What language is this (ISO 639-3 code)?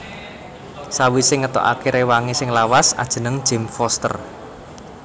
jav